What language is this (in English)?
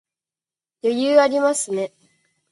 Japanese